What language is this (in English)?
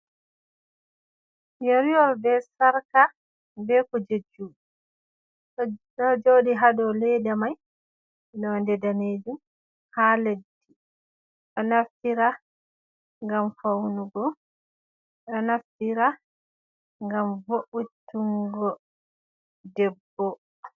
Fula